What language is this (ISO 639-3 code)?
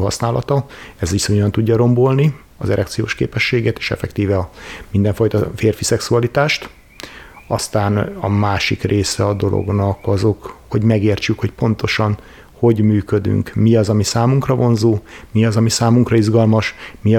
hun